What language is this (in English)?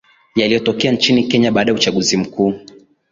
Swahili